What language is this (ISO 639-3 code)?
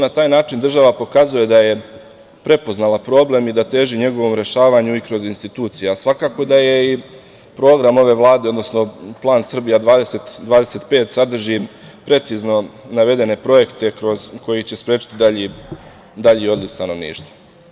srp